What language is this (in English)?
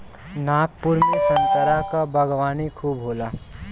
Bhojpuri